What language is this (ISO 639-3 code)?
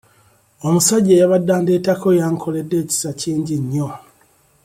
lug